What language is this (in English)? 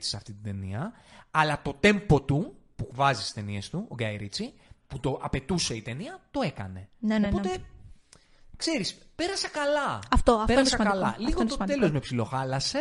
Greek